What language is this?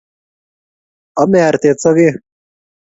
Kalenjin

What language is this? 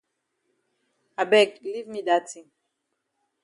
Cameroon Pidgin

